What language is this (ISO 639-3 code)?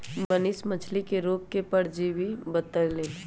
mag